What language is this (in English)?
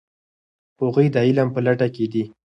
Pashto